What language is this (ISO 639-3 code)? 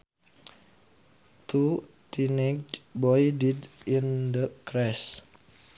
sun